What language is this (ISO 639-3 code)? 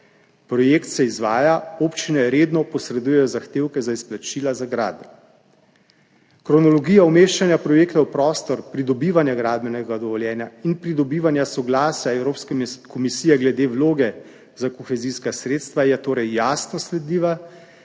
slv